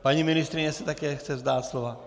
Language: Czech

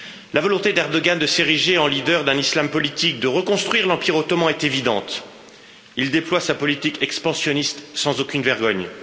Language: French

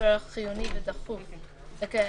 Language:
Hebrew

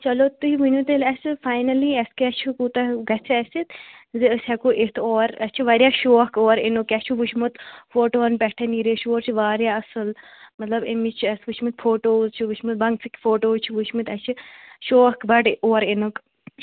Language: Kashmiri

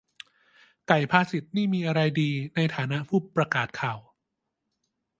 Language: Thai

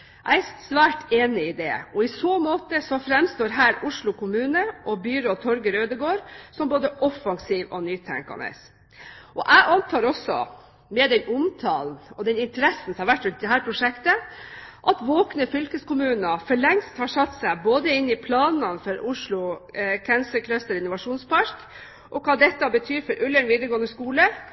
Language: Norwegian Bokmål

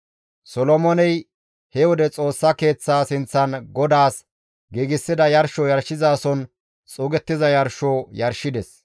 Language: Gamo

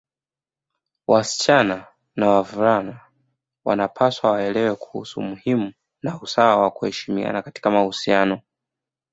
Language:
Swahili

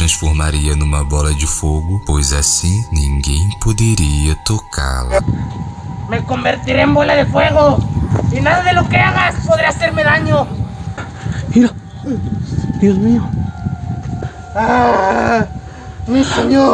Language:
Portuguese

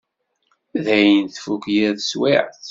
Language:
Kabyle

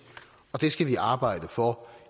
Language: Danish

